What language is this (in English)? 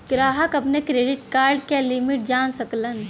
Bhojpuri